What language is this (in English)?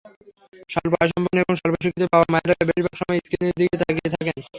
Bangla